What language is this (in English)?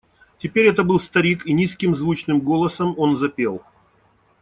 Russian